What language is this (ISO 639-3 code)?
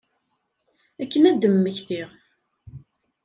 kab